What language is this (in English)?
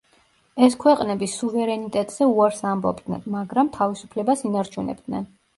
Georgian